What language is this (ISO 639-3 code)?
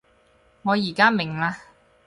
yue